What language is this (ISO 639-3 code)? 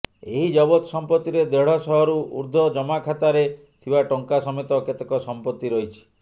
ori